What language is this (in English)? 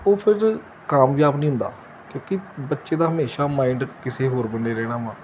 Punjabi